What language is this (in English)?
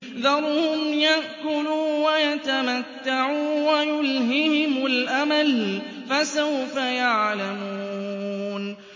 Arabic